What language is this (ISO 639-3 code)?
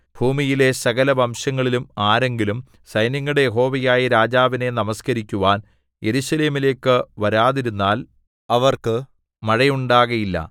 mal